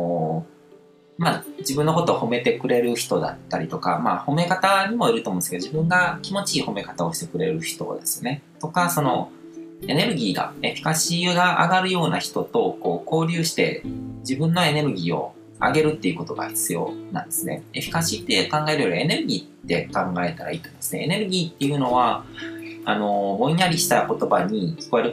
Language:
Japanese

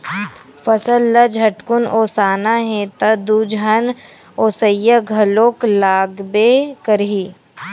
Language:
Chhattisgarhi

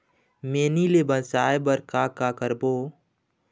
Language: Chhattisgarhi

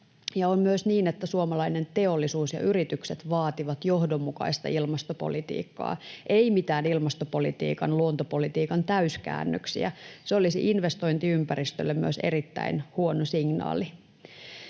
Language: Finnish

